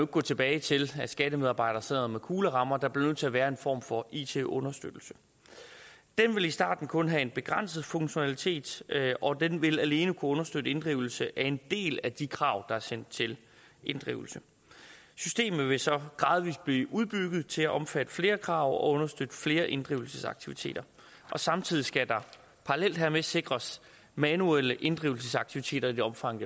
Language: Danish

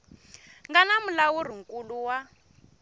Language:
Tsonga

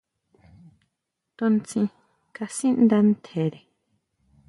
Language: Huautla Mazatec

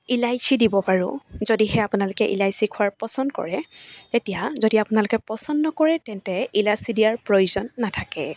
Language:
Assamese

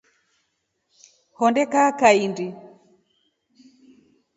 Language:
Rombo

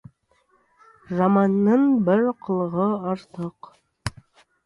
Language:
Kazakh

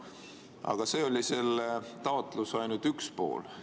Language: Estonian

